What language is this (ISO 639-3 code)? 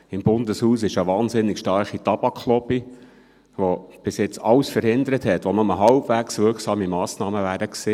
gsw